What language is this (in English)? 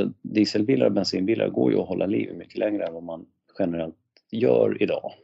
Swedish